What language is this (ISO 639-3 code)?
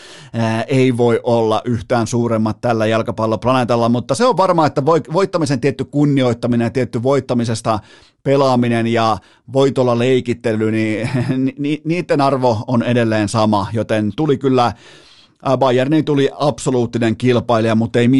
fin